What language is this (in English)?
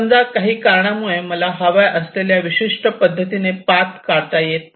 Marathi